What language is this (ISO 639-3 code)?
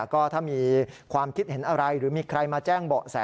tha